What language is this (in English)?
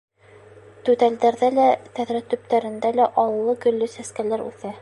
Bashkir